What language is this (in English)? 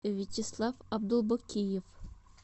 Russian